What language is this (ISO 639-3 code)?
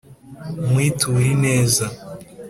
kin